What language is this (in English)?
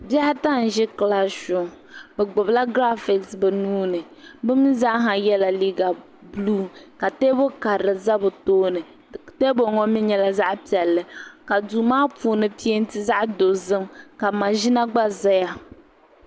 Dagbani